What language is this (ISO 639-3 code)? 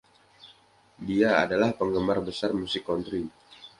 ind